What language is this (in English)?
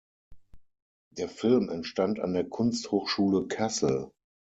German